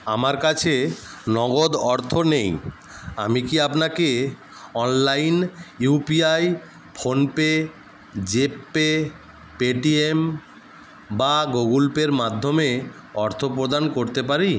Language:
Bangla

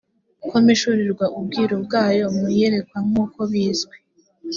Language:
Kinyarwanda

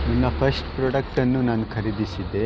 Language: Kannada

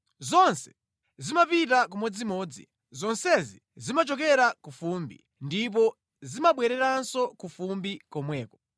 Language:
Nyanja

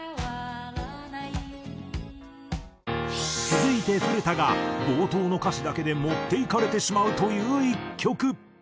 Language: Japanese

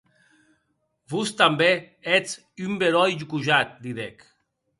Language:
Occitan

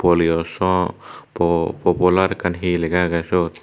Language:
Chakma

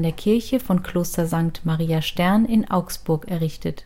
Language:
German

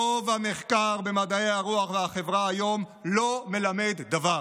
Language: Hebrew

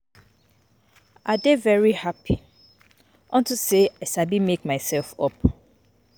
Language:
Nigerian Pidgin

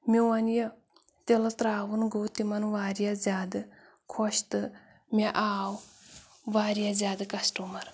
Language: Kashmiri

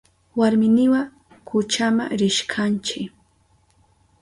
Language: Southern Pastaza Quechua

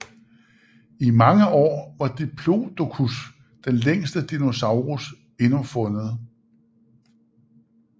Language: Danish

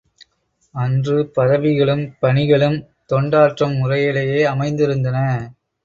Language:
Tamil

